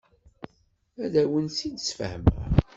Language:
Kabyle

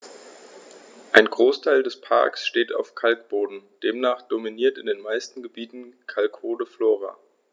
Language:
German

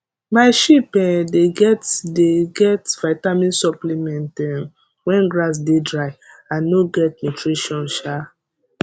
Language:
Nigerian Pidgin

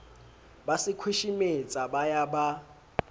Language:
Southern Sotho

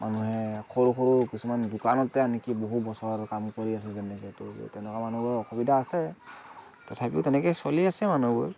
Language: Assamese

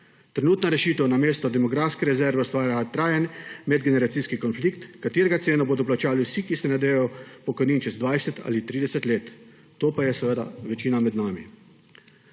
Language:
Slovenian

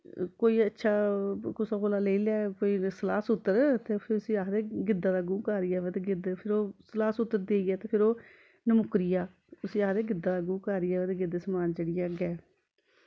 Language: Dogri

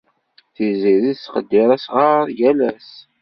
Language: Kabyle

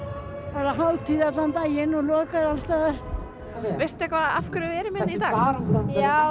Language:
Icelandic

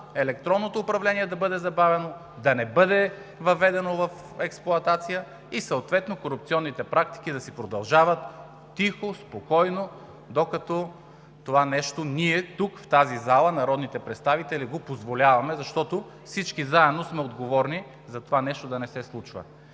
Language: Bulgarian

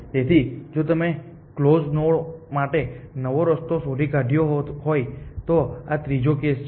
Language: Gujarati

